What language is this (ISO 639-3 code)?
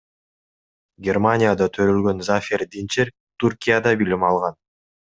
kir